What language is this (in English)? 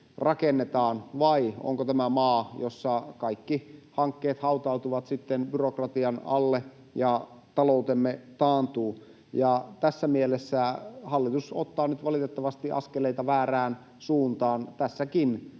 Finnish